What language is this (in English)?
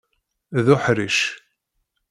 Kabyle